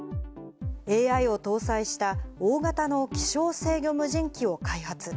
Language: Japanese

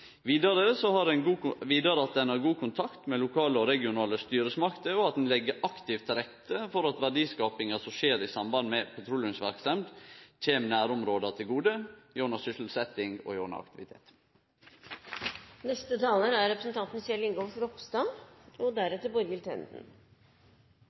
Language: Norwegian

